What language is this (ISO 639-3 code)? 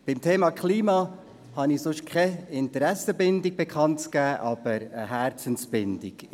gsw